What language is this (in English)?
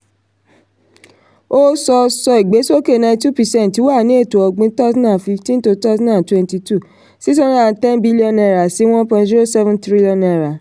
Yoruba